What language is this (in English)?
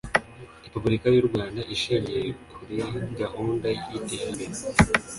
Kinyarwanda